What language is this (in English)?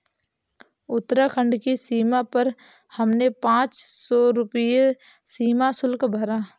Hindi